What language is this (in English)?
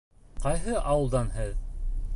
Bashkir